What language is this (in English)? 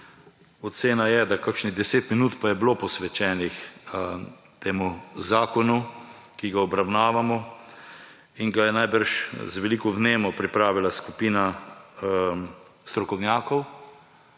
Slovenian